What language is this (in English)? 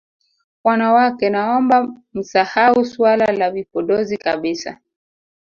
Swahili